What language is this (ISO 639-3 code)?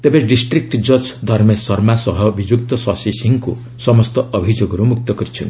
ori